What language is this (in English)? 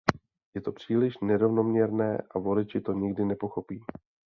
Czech